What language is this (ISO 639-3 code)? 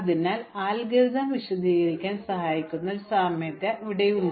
mal